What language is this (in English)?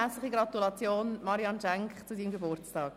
Swiss German